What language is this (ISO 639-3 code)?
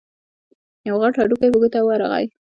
pus